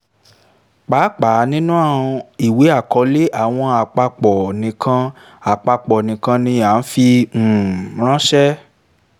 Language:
Yoruba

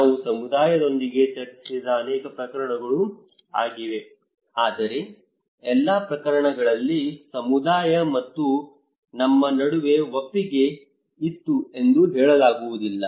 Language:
Kannada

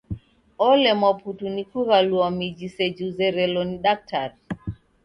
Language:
Taita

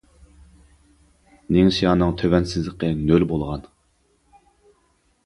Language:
Uyghur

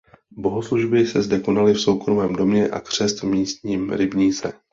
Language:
Czech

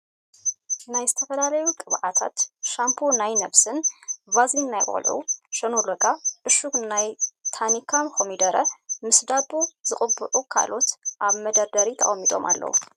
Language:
Tigrinya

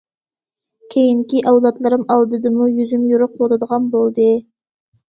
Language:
Uyghur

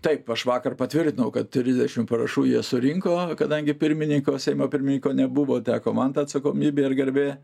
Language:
Lithuanian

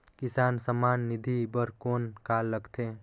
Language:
Chhattisgarhi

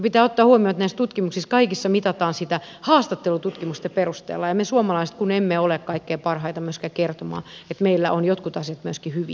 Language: Finnish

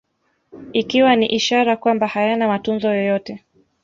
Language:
Swahili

